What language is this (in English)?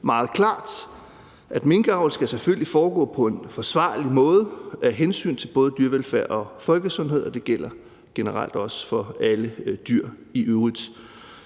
Danish